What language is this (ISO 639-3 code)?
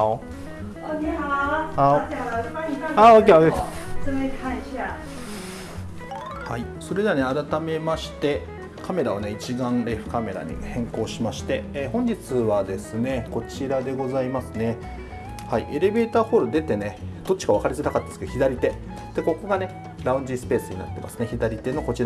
jpn